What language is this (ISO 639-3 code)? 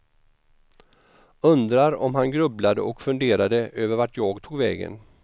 swe